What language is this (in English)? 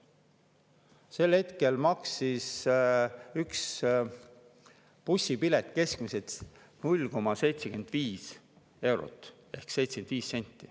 Estonian